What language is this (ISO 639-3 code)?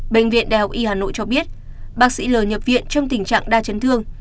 vie